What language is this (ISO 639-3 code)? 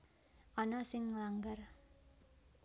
jav